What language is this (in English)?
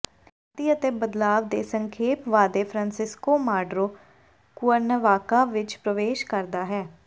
Punjabi